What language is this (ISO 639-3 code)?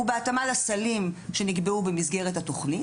heb